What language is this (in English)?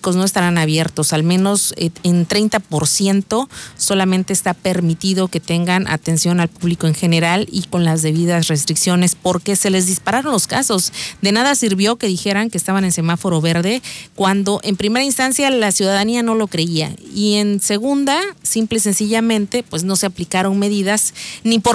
Spanish